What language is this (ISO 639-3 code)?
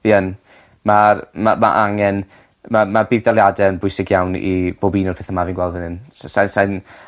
cym